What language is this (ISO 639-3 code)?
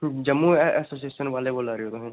doi